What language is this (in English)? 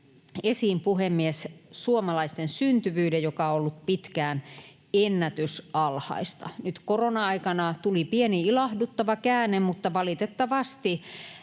Finnish